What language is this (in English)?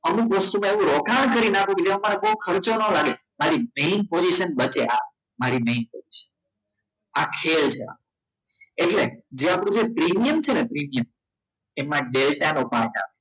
Gujarati